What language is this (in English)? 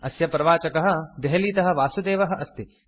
Sanskrit